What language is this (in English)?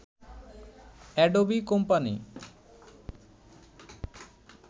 Bangla